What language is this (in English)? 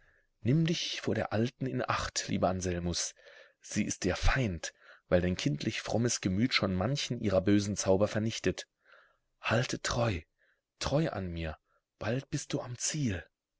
German